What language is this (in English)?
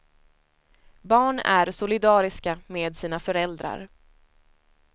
Swedish